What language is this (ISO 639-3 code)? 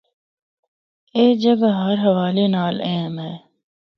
hno